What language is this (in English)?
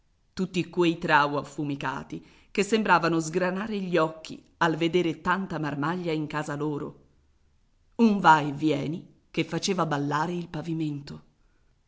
Italian